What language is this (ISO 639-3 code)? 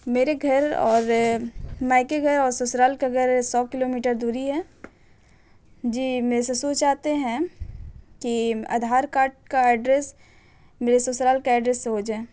urd